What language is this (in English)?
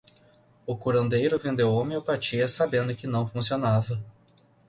Portuguese